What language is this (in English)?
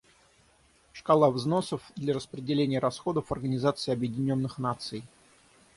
Russian